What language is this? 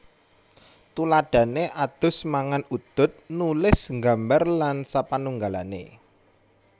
Javanese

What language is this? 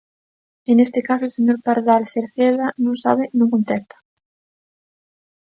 Galician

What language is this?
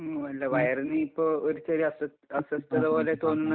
Malayalam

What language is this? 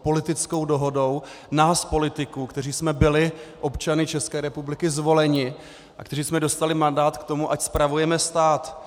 Czech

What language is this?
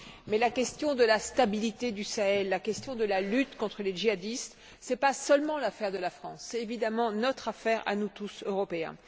French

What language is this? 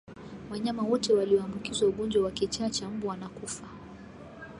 Swahili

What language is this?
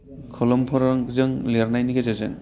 Bodo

